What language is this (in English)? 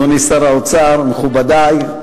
Hebrew